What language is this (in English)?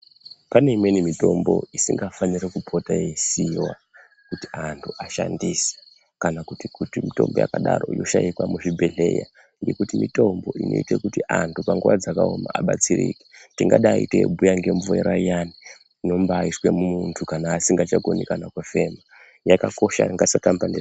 Ndau